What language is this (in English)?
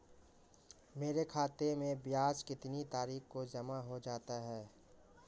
Hindi